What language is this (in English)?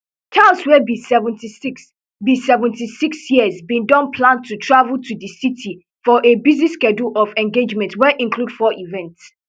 Nigerian Pidgin